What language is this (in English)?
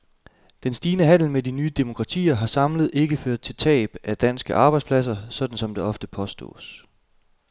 Danish